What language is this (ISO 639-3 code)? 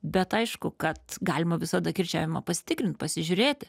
lit